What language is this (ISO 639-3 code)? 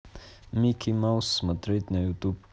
rus